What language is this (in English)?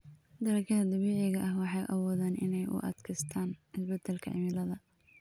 Somali